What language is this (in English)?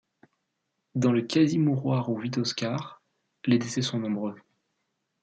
French